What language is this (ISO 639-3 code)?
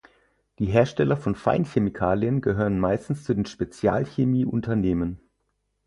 deu